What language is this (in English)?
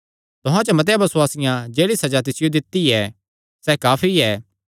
Kangri